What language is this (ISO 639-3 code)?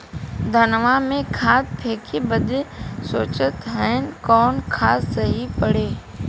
bho